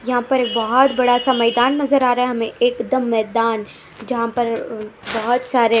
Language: Hindi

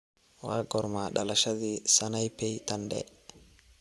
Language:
Somali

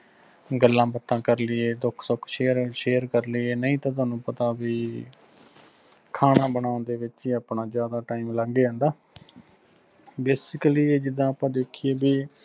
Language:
Punjabi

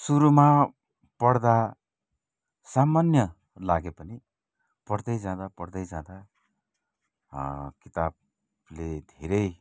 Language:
Nepali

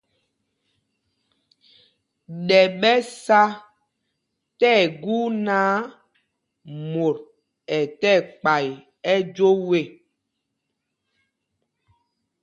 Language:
Mpumpong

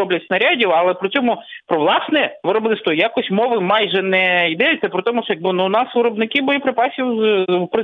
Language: Ukrainian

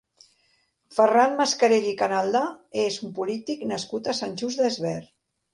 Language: Catalan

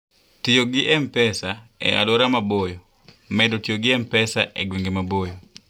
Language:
Luo (Kenya and Tanzania)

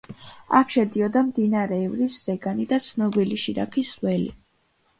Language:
Georgian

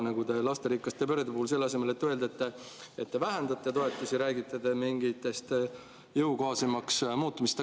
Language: Estonian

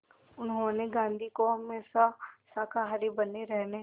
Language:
Hindi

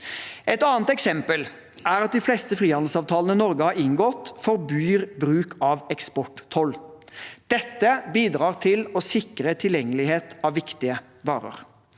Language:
Norwegian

